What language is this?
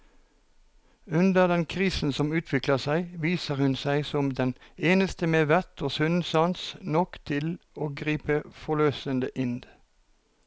Norwegian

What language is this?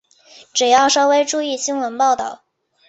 Chinese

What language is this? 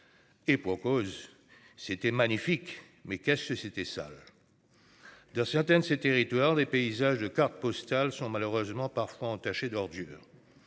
French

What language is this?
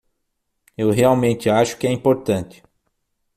Portuguese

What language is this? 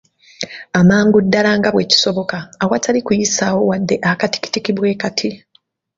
Ganda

